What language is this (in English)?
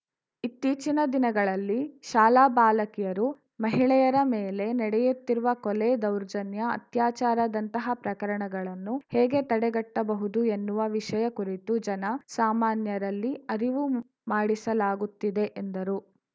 Kannada